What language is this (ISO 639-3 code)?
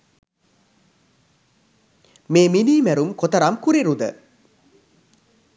sin